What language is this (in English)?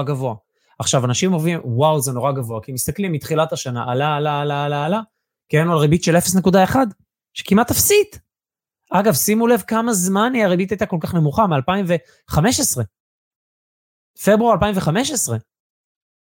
Hebrew